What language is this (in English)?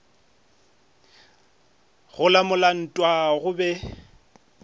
Northern Sotho